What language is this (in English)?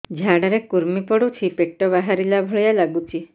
Odia